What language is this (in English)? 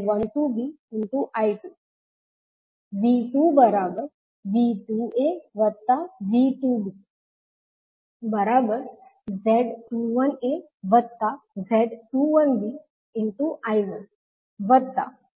Gujarati